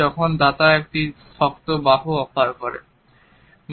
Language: Bangla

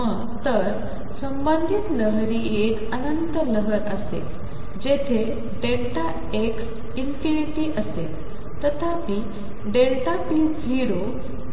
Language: Marathi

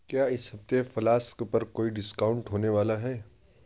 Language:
Urdu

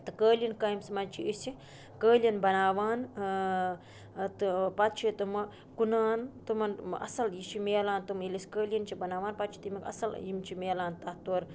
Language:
Kashmiri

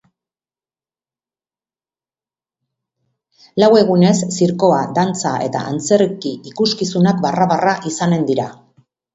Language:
Basque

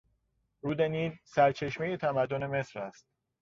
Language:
Persian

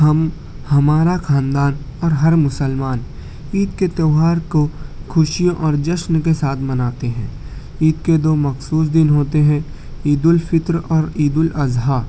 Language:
Urdu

